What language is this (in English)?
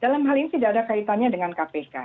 Indonesian